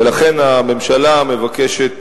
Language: Hebrew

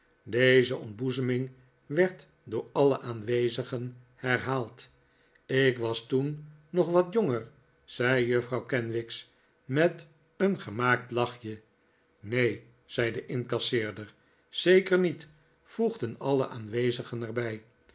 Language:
Dutch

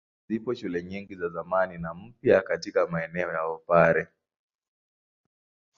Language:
Swahili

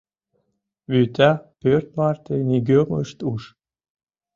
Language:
Mari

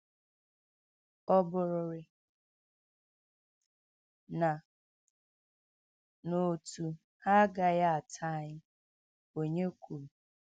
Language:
Igbo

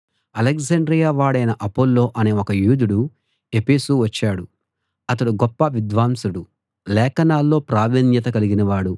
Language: Telugu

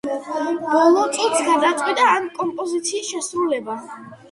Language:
Georgian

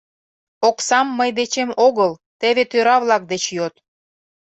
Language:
Mari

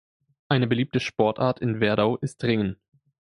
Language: German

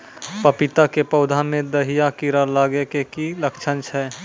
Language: Maithili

